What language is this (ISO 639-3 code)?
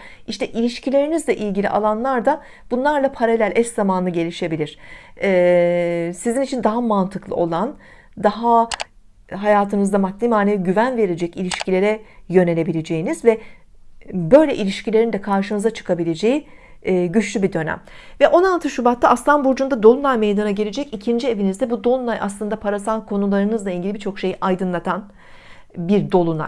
tur